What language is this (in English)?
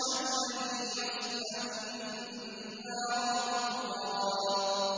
Arabic